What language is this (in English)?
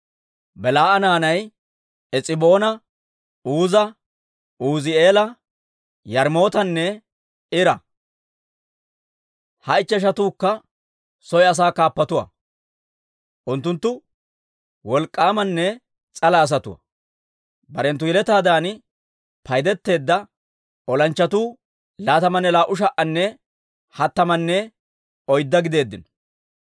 Dawro